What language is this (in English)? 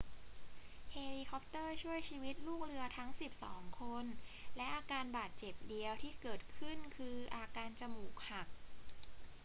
Thai